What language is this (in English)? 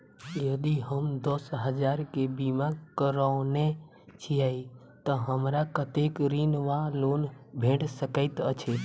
Maithili